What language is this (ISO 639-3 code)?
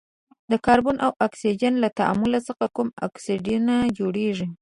pus